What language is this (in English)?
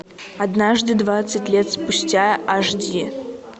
Russian